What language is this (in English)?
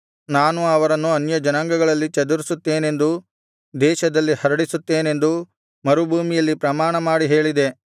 Kannada